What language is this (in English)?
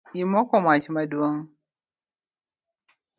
Luo (Kenya and Tanzania)